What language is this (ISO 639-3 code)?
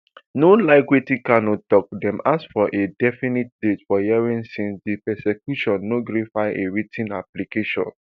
pcm